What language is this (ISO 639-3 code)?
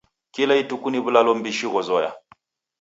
dav